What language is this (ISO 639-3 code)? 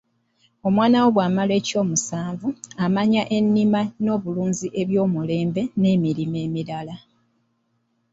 lug